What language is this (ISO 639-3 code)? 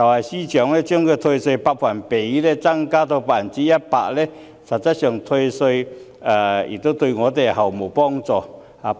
yue